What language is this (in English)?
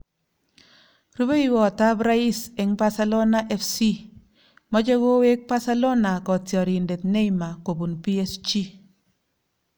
Kalenjin